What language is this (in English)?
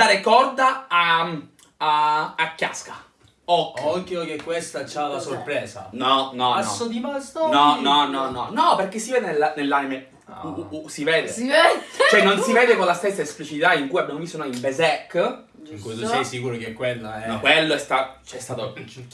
Italian